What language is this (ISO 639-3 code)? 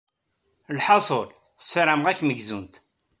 kab